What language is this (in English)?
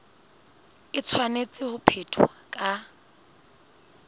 Southern Sotho